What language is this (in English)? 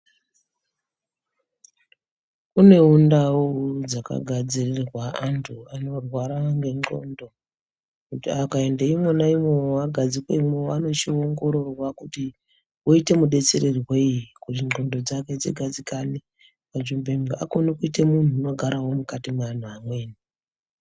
Ndau